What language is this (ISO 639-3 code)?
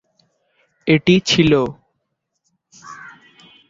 ben